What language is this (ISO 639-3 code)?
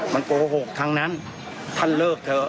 tha